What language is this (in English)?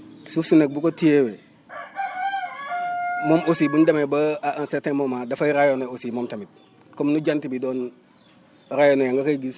Wolof